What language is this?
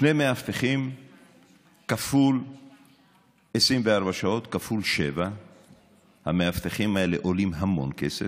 Hebrew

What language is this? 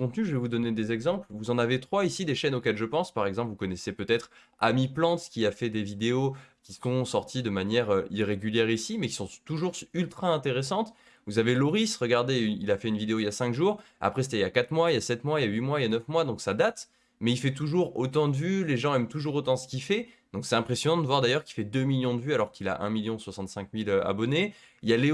French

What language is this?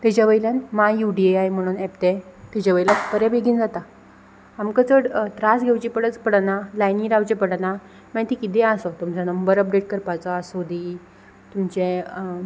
Konkani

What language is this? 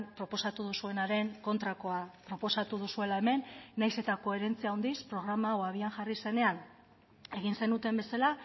Basque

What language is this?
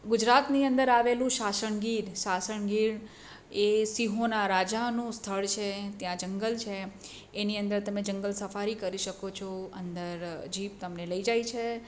Gujarati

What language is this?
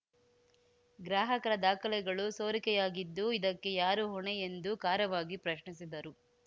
Kannada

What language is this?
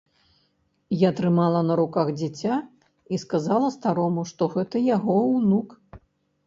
Belarusian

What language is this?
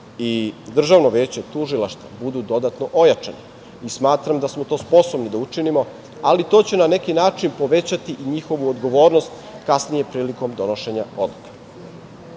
Serbian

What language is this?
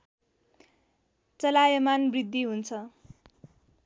Nepali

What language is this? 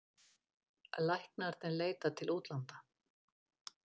Icelandic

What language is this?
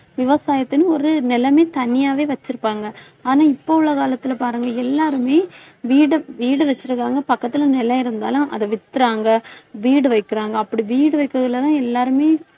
Tamil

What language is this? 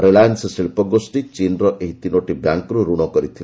Odia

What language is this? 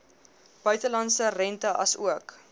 Afrikaans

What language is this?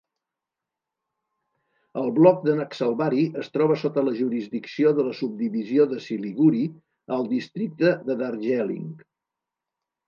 Catalan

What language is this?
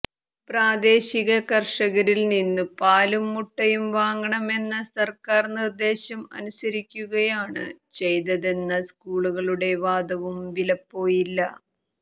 Malayalam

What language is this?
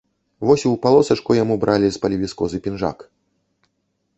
Belarusian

